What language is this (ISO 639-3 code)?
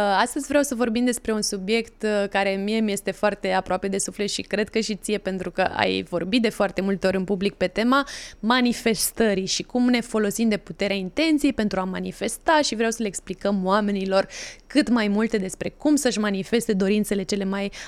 ron